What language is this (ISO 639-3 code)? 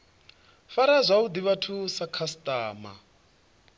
ven